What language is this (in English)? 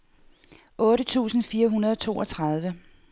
Danish